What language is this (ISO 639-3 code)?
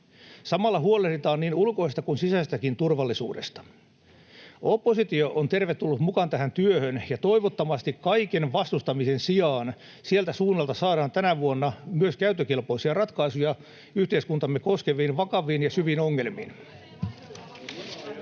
fin